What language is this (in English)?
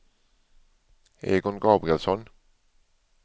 Swedish